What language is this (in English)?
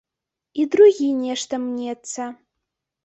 Belarusian